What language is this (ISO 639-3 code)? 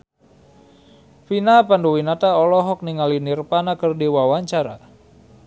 sun